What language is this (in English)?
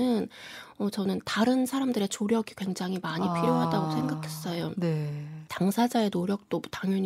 Korean